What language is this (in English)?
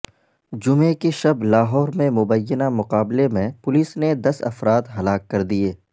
Urdu